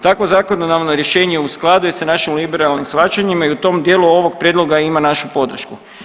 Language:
Croatian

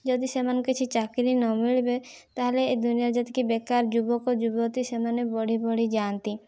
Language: Odia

